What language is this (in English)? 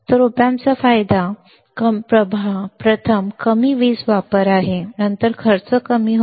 Marathi